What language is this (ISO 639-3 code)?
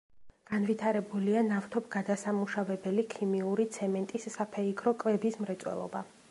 kat